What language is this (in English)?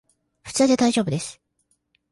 Japanese